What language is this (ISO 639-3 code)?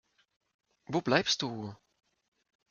deu